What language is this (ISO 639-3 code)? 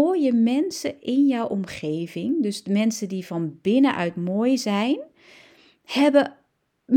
nld